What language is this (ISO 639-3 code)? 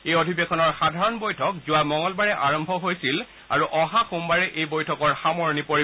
asm